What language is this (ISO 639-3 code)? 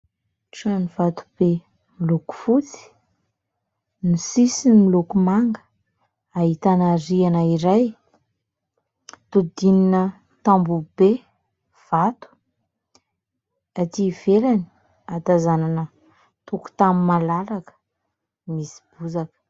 mlg